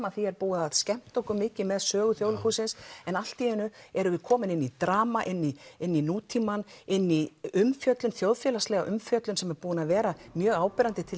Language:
Icelandic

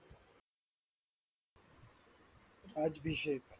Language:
Marathi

